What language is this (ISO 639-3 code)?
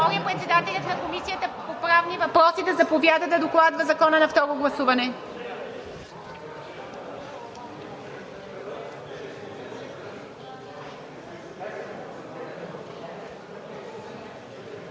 bul